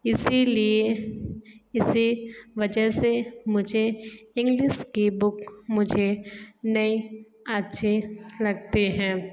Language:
Hindi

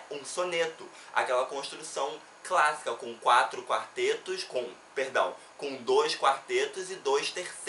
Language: Portuguese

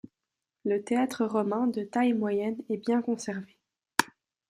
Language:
French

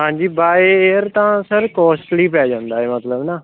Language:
Punjabi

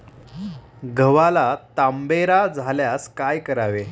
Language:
Marathi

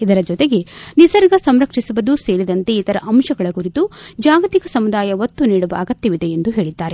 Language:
Kannada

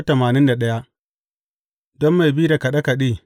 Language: Hausa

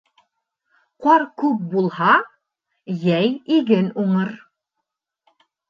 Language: Bashkir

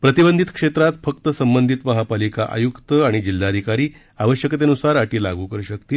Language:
Marathi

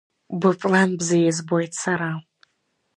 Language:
Abkhazian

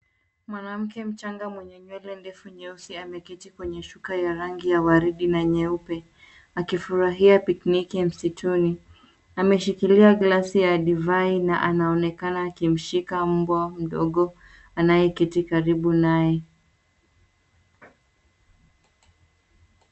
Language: Swahili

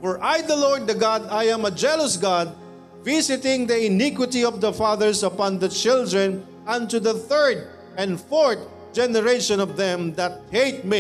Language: Filipino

